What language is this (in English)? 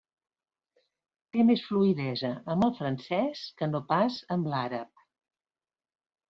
Catalan